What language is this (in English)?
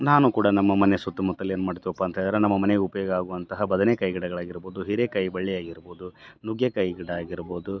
Kannada